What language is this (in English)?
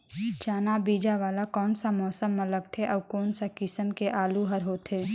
Chhattisgarhi